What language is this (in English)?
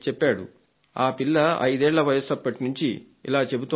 Telugu